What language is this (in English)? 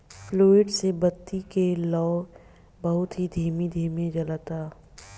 Bhojpuri